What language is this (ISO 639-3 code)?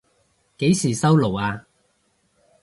yue